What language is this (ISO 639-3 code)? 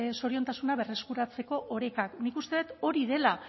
eus